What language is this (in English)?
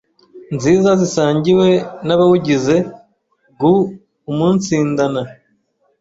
Kinyarwanda